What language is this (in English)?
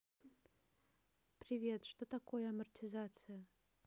Russian